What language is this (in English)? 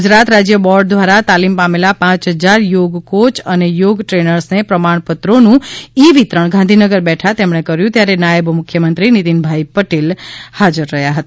Gujarati